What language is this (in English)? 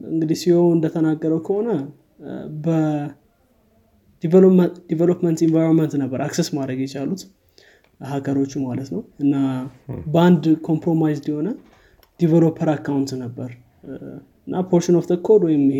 Amharic